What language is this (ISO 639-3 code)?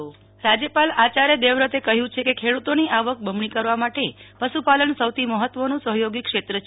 guj